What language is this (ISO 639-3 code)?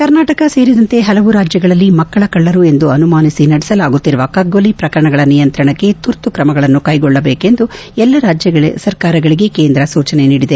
kan